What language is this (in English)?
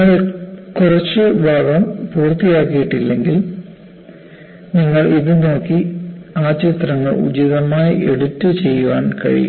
Malayalam